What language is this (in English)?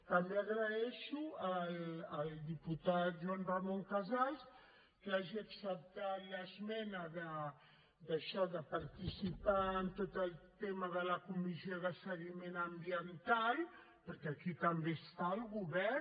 Catalan